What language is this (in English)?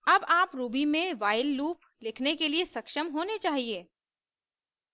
Hindi